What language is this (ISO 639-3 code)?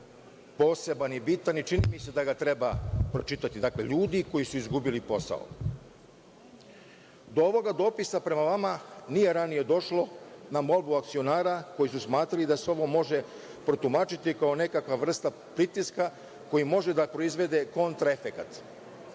srp